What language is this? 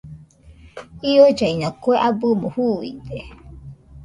Nüpode Huitoto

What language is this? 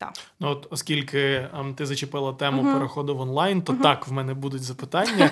Ukrainian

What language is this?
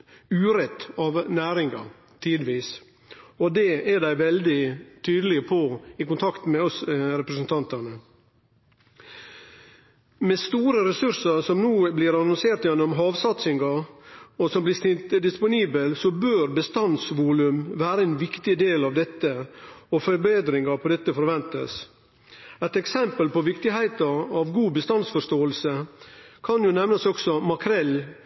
Norwegian Nynorsk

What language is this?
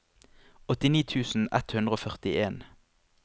Norwegian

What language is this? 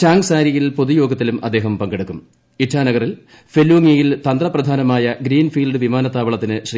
Malayalam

